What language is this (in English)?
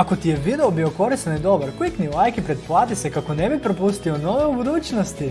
Croatian